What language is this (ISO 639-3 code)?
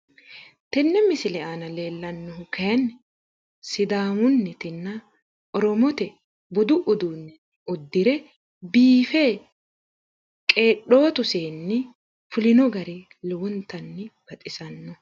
sid